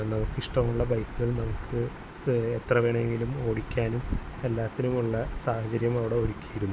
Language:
Malayalam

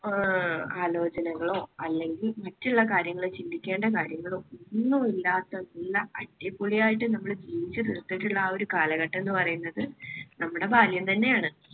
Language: Malayalam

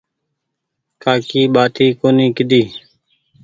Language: Goaria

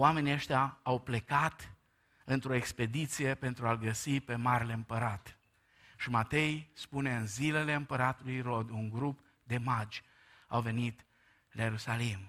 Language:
Romanian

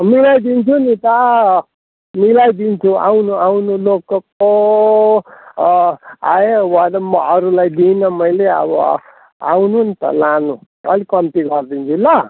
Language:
Nepali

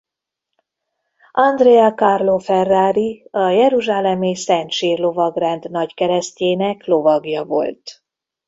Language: Hungarian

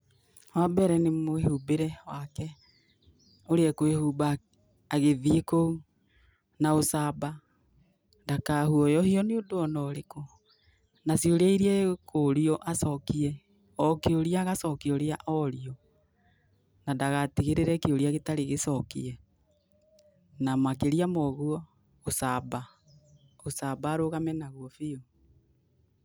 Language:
Kikuyu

